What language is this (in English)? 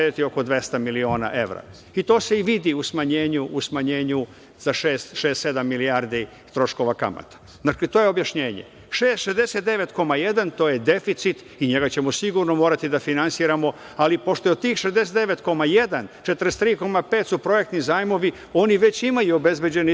Serbian